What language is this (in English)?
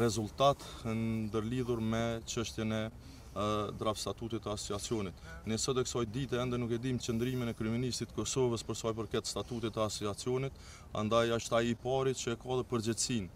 Romanian